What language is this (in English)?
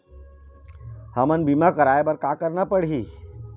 Chhattisgarhi